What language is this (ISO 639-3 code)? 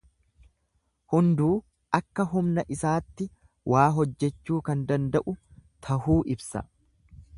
orm